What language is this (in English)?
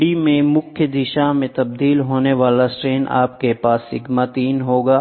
Hindi